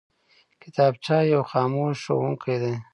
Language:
Pashto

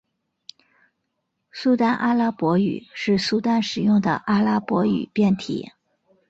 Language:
Chinese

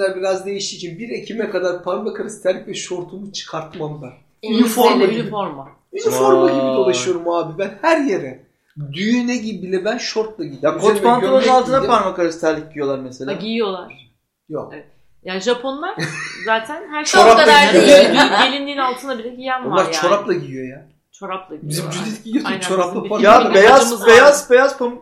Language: Turkish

